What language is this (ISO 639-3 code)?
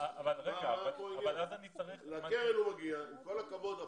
heb